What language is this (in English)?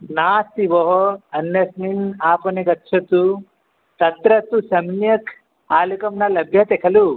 Sanskrit